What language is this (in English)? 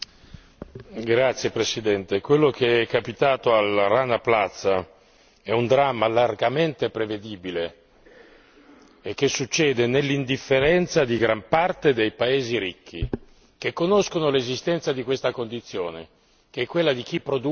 Italian